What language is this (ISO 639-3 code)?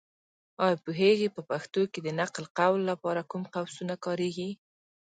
pus